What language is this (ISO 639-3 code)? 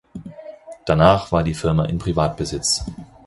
deu